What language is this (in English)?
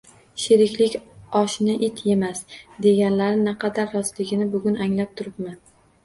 Uzbek